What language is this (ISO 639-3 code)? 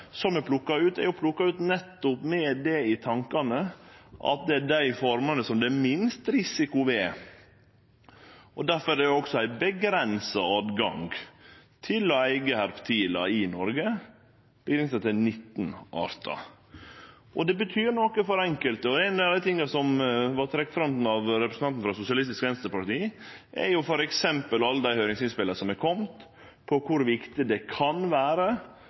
nno